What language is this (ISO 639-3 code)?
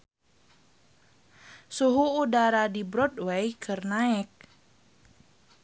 sun